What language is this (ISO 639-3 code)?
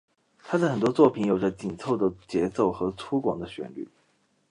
zho